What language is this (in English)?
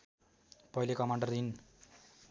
Nepali